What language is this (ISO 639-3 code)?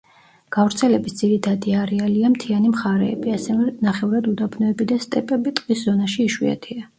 kat